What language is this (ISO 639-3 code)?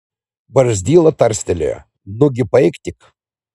lit